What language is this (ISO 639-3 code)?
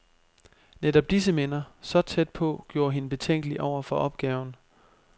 dan